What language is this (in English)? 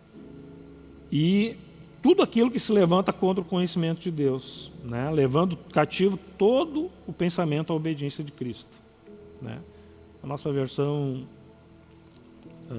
Portuguese